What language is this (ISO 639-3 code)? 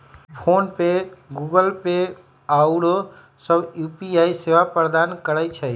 mag